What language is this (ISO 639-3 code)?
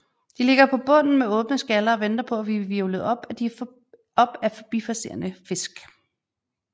dan